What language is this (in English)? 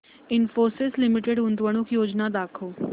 Marathi